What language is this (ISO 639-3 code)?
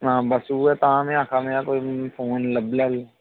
doi